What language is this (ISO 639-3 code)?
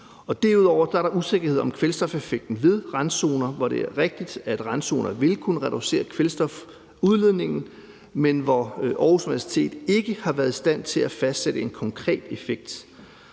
dan